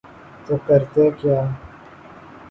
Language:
Urdu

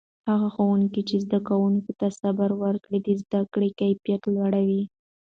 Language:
Pashto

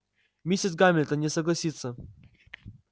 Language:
Russian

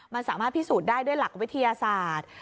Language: Thai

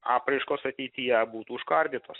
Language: Lithuanian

